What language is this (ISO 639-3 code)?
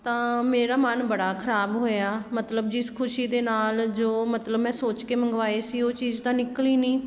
pan